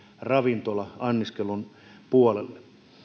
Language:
Finnish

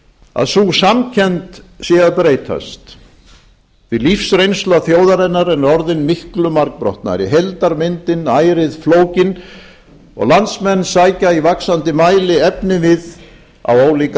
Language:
Icelandic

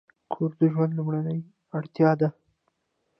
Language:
Pashto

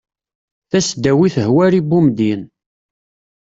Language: Kabyle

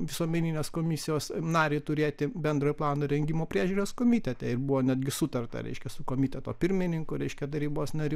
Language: Lithuanian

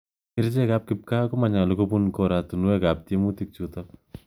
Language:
Kalenjin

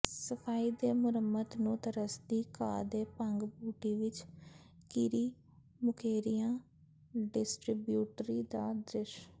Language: Punjabi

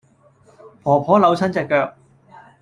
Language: Cantonese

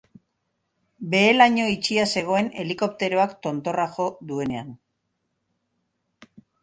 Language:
Basque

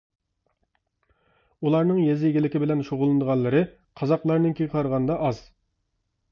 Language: Uyghur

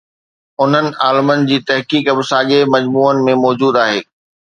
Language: Sindhi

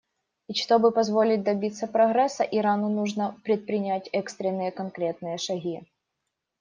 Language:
Russian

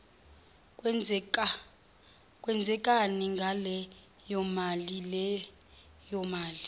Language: Zulu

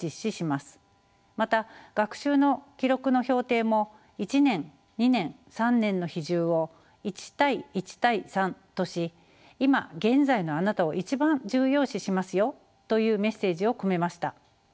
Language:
Japanese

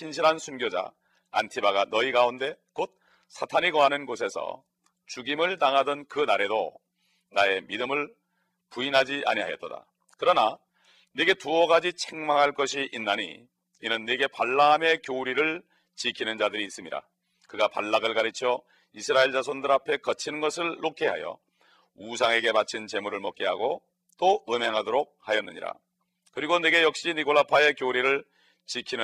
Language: Korean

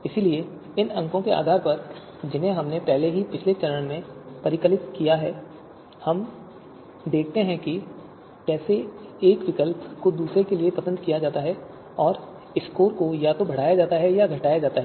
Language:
Hindi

